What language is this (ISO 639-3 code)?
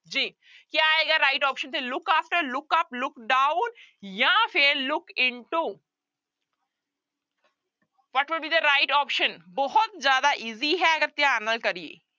pan